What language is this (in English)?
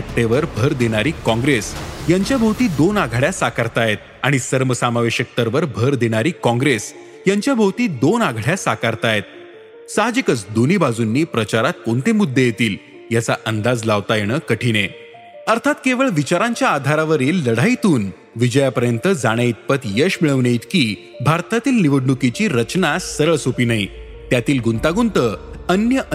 Marathi